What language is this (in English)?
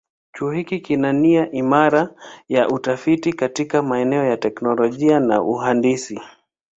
Swahili